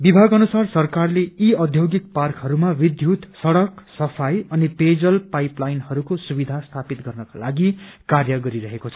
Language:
Nepali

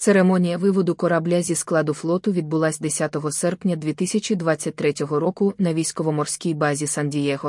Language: Ukrainian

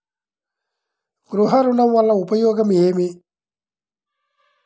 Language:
Telugu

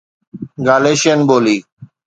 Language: Sindhi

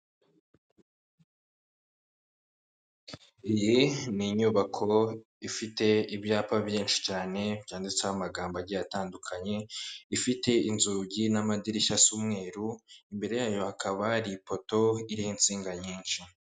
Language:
Kinyarwanda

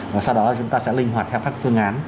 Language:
Vietnamese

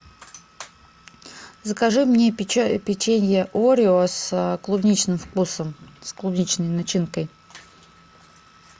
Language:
Russian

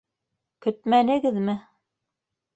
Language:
Bashkir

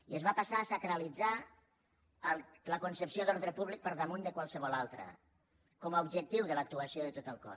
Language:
Catalan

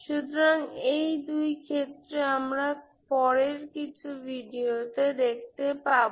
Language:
Bangla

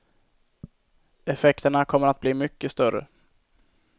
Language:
Swedish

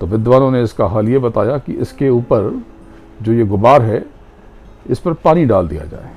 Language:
Hindi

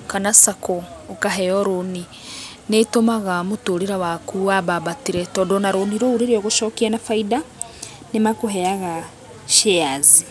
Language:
Kikuyu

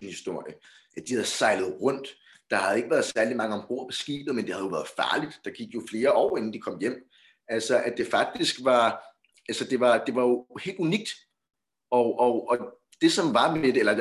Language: Danish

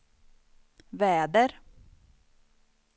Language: Swedish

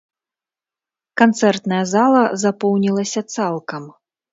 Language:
Belarusian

